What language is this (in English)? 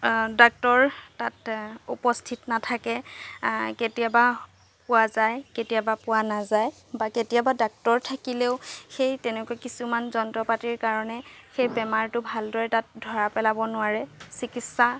Assamese